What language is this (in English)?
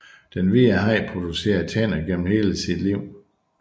Danish